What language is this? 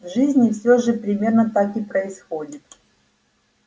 Russian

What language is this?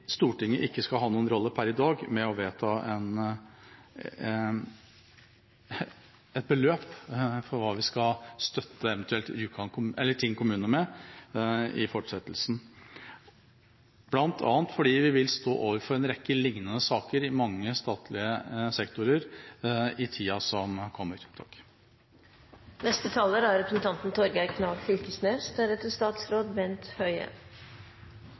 Norwegian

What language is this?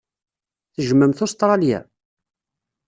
Kabyle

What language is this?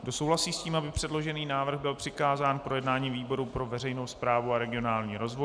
Czech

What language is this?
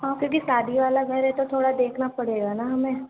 Urdu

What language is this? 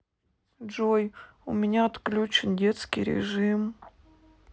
Russian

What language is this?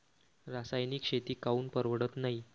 Marathi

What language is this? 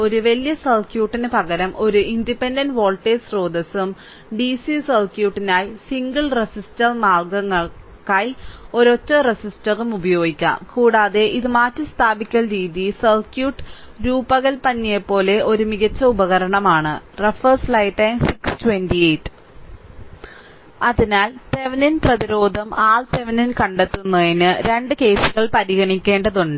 Malayalam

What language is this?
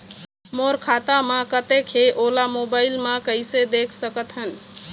Chhattisgarhi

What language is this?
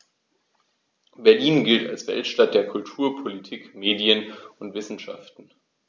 German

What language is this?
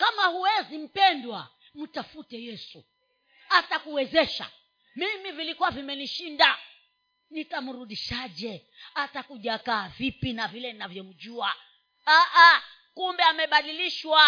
Swahili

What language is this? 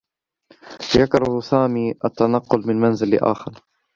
Arabic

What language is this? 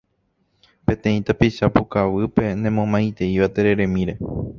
Guarani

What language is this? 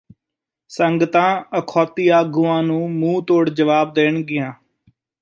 Punjabi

